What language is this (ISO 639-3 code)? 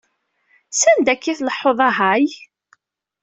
kab